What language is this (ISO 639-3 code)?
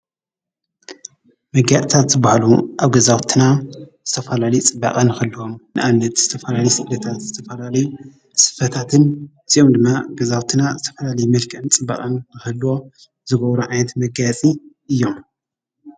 tir